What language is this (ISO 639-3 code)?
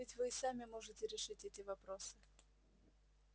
rus